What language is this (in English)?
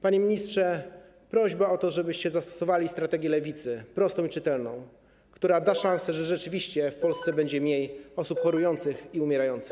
Polish